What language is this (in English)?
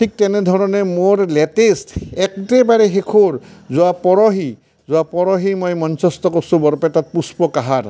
Assamese